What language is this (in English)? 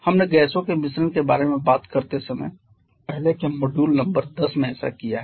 Hindi